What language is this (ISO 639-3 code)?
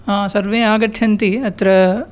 san